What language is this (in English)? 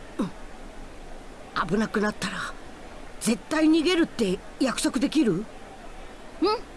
Japanese